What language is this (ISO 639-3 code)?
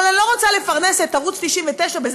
heb